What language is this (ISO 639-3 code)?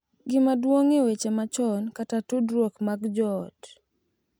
luo